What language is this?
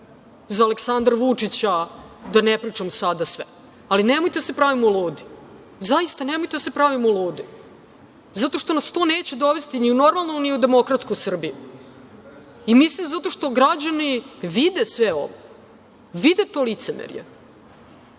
Serbian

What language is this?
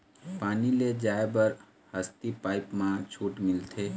Chhattisgarhi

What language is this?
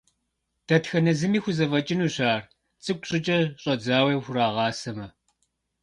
Kabardian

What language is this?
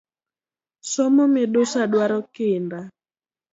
Luo (Kenya and Tanzania)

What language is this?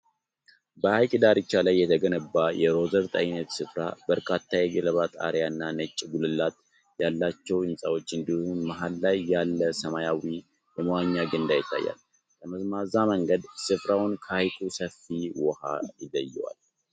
Amharic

